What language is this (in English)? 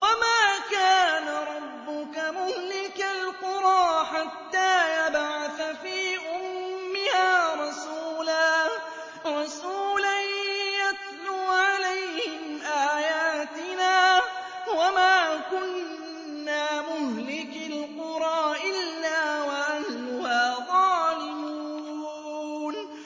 Arabic